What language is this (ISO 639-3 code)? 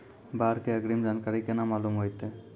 mai